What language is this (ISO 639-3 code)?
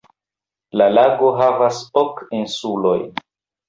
epo